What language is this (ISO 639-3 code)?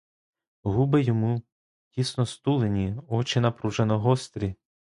ukr